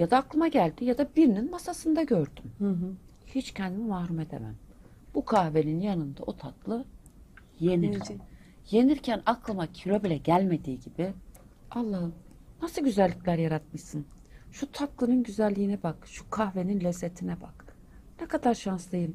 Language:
Turkish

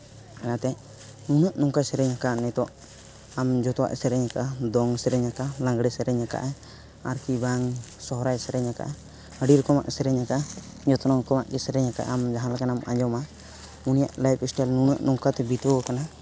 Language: Santali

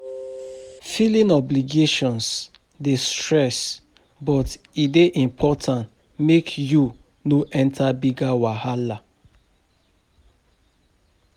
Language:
Nigerian Pidgin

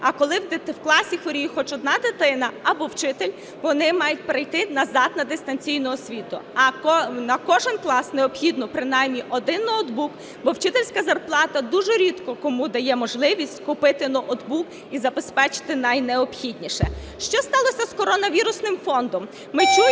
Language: Ukrainian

